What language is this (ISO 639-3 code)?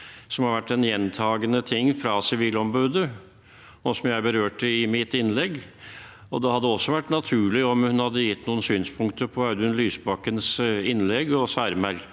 nor